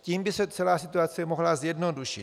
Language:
Czech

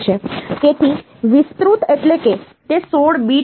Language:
Gujarati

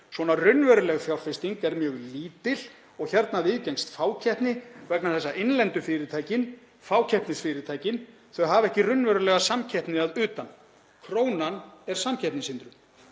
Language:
Icelandic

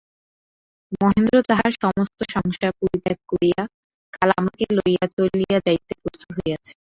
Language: Bangla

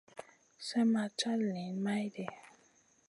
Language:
Masana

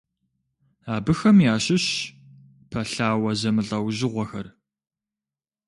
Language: Kabardian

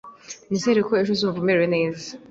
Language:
Kinyarwanda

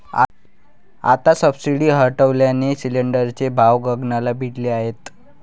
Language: Marathi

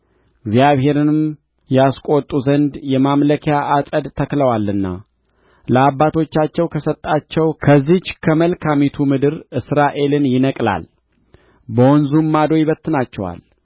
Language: Amharic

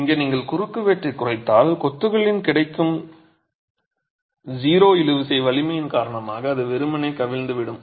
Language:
Tamil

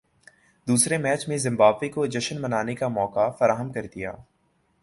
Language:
Urdu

